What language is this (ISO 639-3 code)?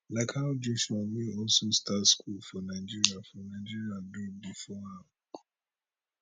pcm